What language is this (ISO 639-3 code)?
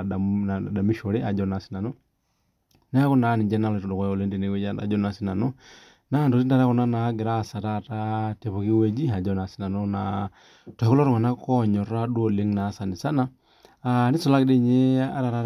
mas